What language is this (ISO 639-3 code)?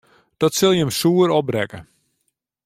fry